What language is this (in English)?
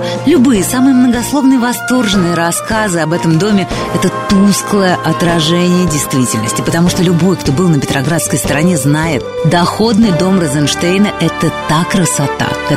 Russian